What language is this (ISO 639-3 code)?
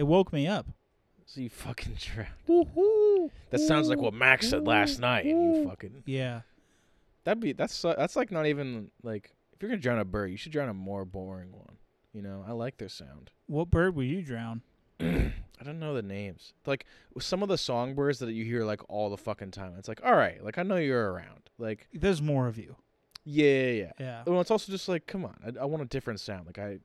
eng